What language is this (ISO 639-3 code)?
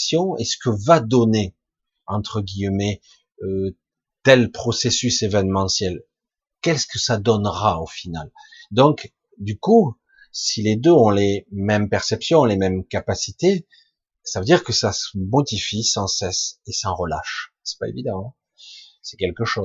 fra